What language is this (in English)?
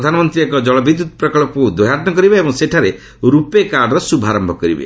Odia